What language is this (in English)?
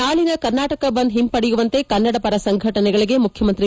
Kannada